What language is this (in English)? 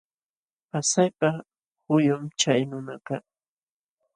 Jauja Wanca Quechua